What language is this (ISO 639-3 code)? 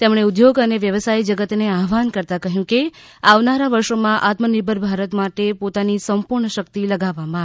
guj